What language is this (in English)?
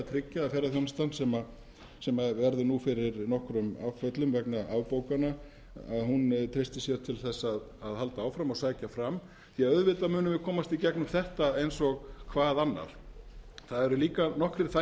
Icelandic